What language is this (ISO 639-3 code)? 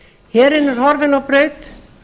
isl